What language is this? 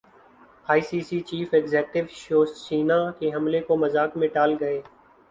Urdu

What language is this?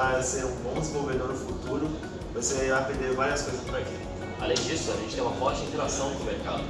Portuguese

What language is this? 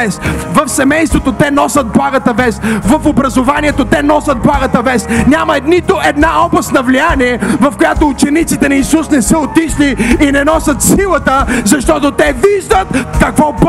Bulgarian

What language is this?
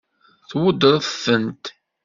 Kabyle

